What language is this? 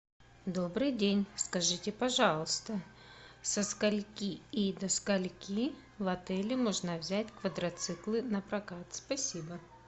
Russian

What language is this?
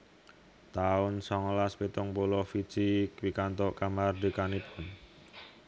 Javanese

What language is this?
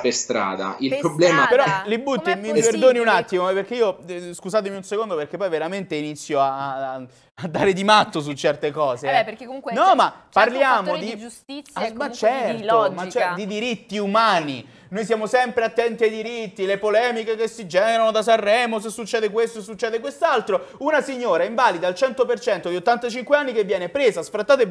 Italian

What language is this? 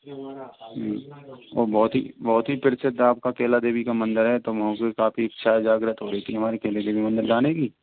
Hindi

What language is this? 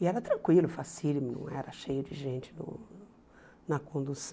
Portuguese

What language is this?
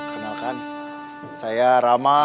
Indonesian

